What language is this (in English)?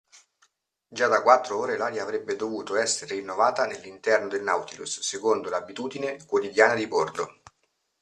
Italian